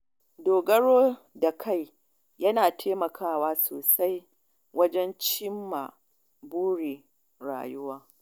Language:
Hausa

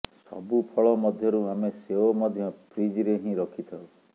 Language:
Odia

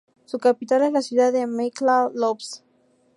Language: Spanish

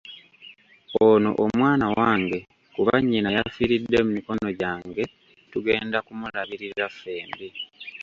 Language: Ganda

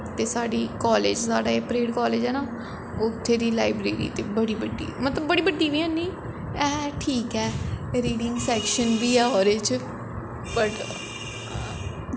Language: Dogri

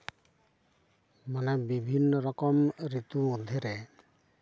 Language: Santali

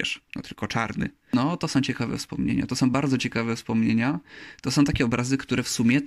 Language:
Polish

